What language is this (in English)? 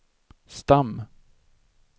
Swedish